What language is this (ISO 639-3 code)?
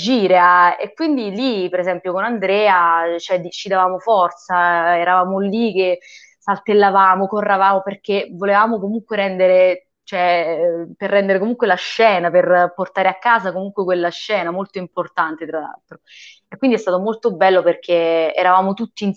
ita